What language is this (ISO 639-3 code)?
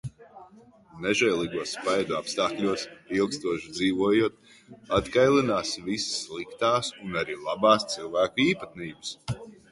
lav